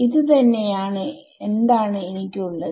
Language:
Malayalam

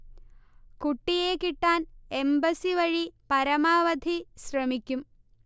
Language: Malayalam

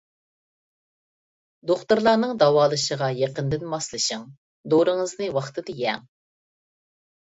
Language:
Uyghur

